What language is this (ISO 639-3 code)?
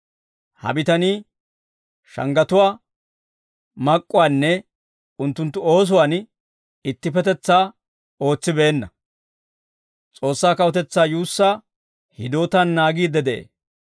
dwr